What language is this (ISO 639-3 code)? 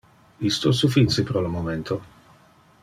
ina